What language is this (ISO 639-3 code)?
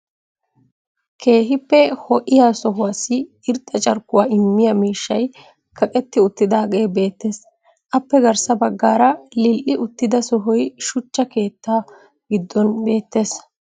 wal